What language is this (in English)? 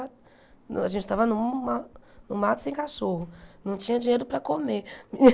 Portuguese